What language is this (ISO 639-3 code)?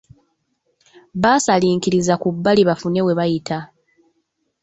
lug